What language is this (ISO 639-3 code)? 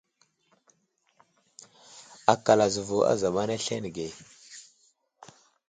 udl